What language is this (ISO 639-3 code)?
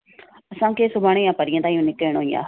snd